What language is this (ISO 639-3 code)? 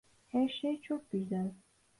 tur